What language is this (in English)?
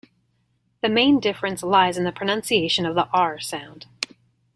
English